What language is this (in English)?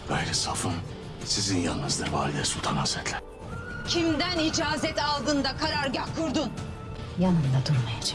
Turkish